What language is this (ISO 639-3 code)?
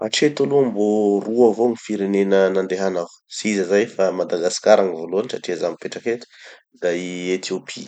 txy